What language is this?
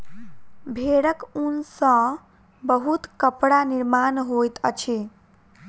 Maithili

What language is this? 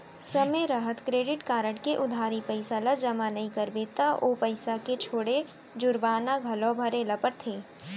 Chhattisgarhi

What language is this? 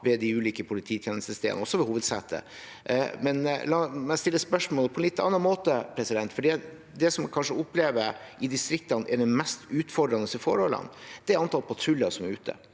Norwegian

